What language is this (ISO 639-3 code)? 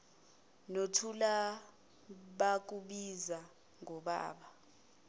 zul